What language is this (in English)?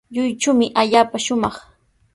Sihuas Ancash Quechua